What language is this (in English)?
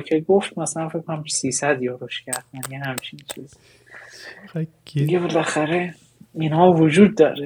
Persian